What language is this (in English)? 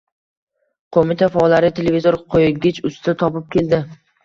Uzbek